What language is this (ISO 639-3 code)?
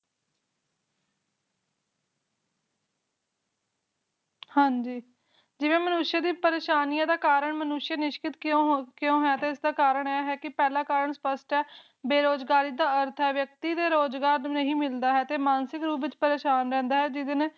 pan